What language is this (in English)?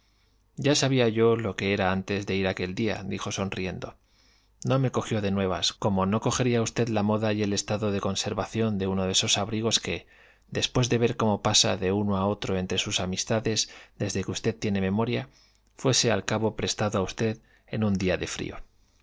Spanish